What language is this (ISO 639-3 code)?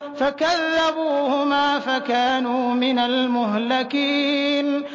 ara